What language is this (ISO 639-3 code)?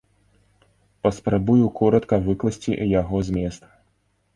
bel